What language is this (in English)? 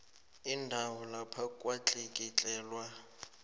South Ndebele